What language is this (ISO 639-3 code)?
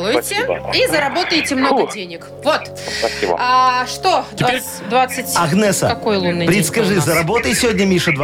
rus